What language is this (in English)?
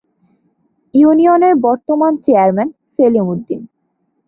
Bangla